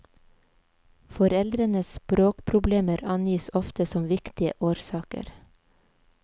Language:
Norwegian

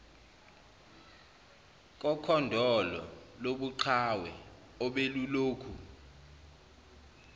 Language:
Zulu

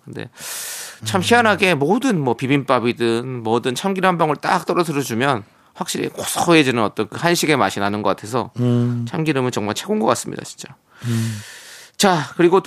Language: Korean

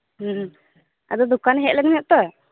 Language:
Santali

